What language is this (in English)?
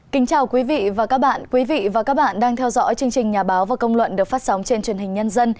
Vietnamese